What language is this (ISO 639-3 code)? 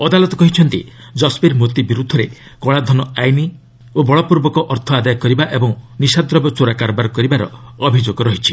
ori